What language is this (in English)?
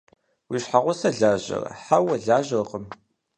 Kabardian